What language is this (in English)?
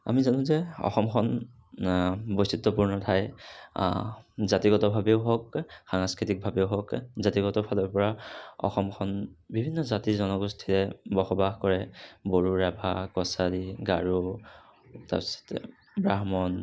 Assamese